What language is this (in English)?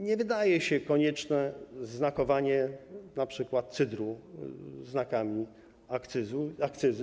Polish